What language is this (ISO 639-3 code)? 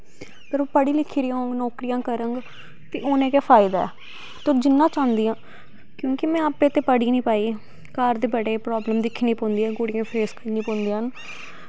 doi